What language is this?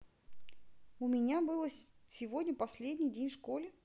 Russian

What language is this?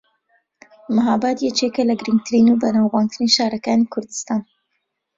Central Kurdish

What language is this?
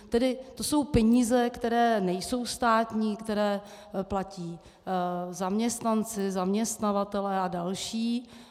Czech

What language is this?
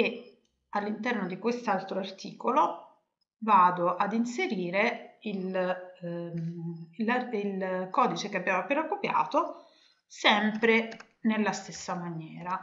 Italian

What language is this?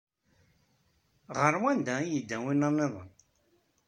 Kabyle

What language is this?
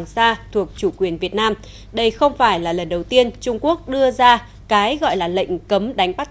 Vietnamese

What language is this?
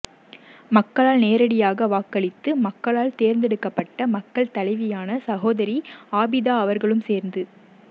Tamil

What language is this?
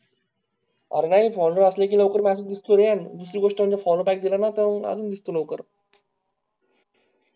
Marathi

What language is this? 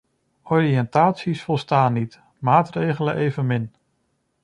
Dutch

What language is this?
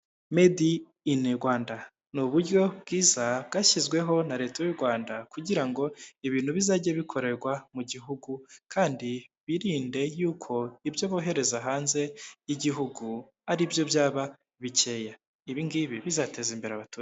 Kinyarwanda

